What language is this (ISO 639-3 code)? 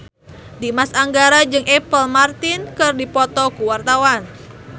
sun